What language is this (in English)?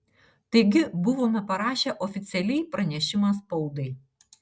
Lithuanian